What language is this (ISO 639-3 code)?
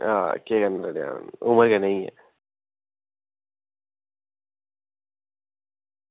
doi